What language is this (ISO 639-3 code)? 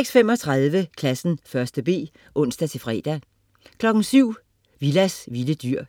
dan